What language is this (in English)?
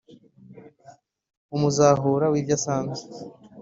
Kinyarwanda